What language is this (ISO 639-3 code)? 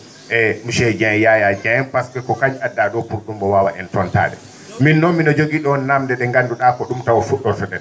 ful